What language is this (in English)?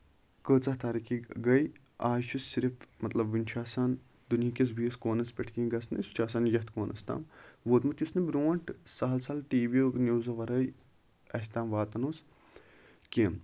Kashmiri